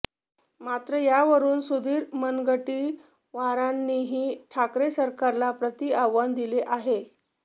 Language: Marathi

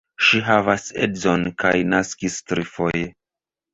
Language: Esperanto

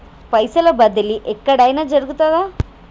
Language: Telugu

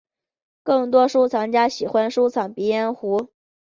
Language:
Chinese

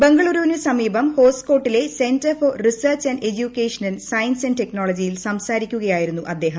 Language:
Malayalam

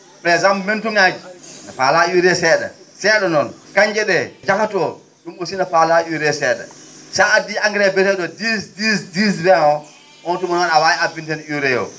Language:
Fula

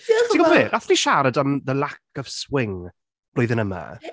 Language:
Welsh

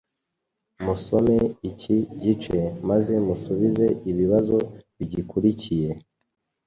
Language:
Kinyarwanda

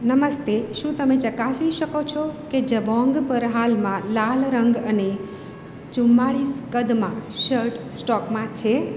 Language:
Gujarati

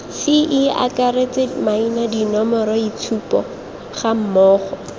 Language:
Tswana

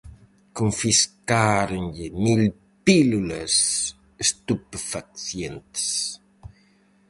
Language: Galician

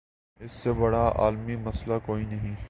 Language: Urdu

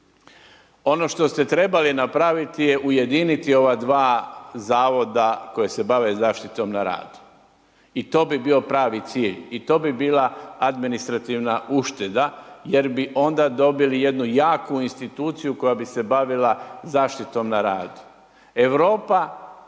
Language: Croatian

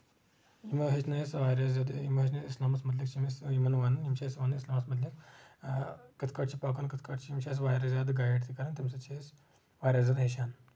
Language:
Kashmiri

